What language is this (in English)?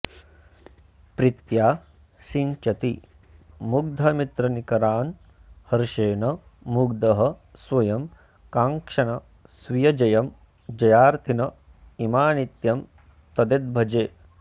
Sanskrit